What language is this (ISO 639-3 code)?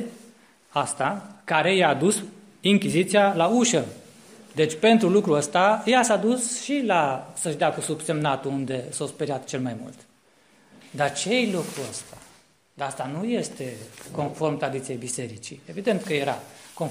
ron